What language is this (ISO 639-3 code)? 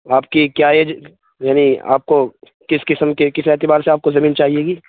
urd